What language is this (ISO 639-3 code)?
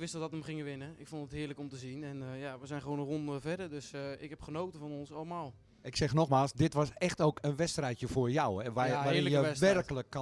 nld